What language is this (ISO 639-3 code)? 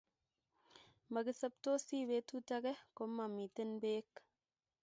kln